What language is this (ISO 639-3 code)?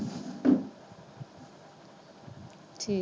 pan